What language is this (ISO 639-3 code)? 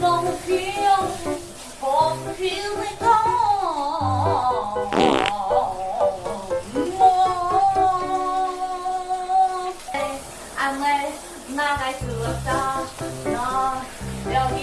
kor